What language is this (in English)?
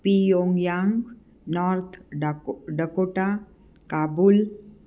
Marathi